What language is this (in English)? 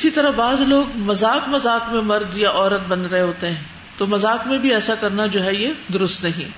Urdu